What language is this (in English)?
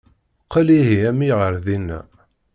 Kabyle